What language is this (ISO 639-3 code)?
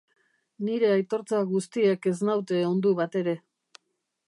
eus